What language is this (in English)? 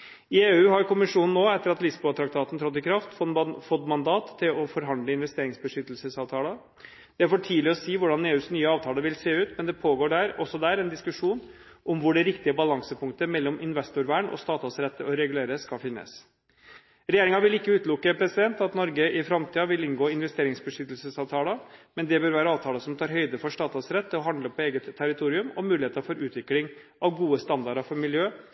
Norwegian Bokmål